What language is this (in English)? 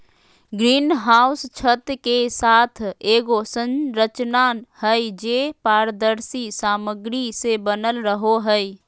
Magahi